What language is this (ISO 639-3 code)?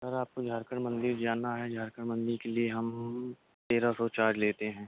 urd